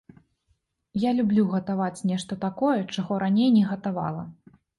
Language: Belarusian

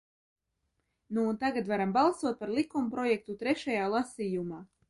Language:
Latvian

